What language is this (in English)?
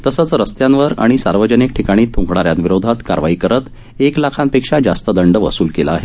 Marathi